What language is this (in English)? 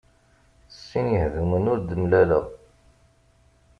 Kabyle